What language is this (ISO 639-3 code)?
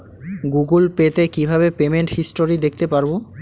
ben